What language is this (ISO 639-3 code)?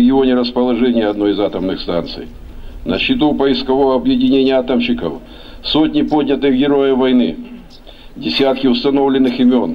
rus